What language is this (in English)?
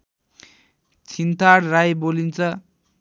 Nepali